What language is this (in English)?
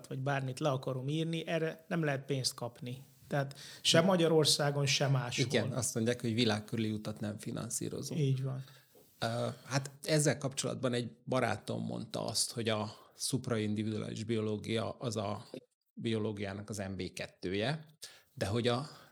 Hungarian